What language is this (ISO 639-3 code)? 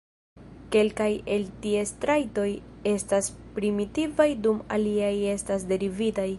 epo